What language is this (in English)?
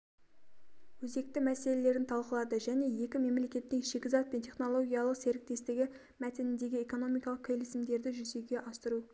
Kazakh